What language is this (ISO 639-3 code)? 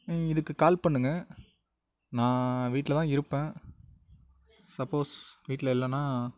tam